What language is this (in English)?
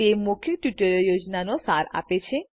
Gujarati